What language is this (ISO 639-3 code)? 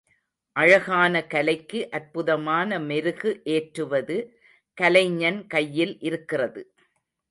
tam